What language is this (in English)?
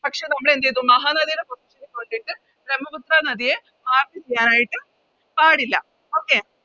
Malayalam